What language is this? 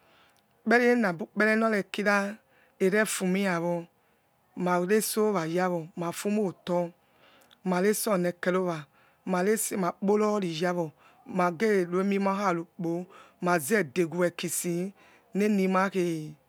Yekhee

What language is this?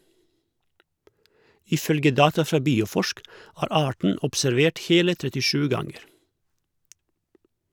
Norwegian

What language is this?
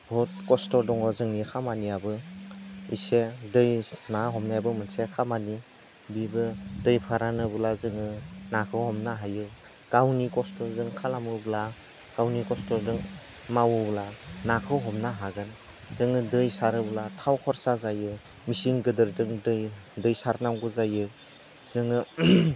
Bodo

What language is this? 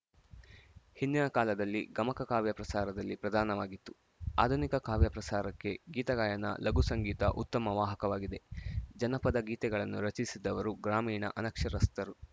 Kannada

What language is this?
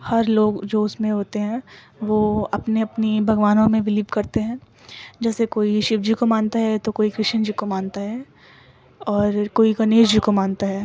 Urdu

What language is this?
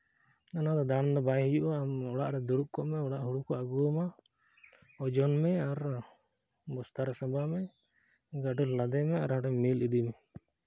Santali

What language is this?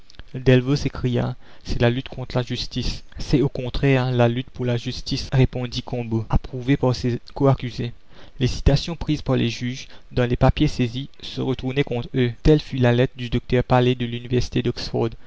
French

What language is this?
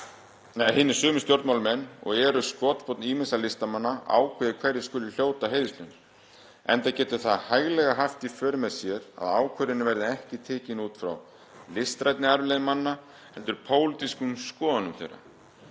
Icelandic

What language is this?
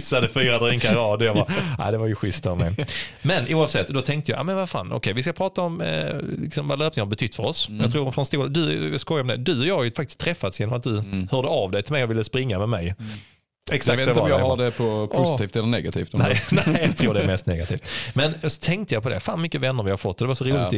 Swedish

